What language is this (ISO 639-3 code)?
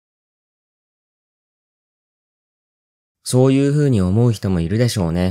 jpn